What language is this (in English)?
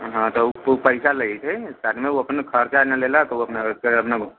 Maithili